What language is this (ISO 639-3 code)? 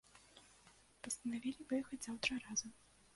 bel